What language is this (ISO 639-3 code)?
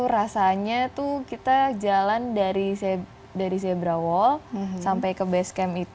ind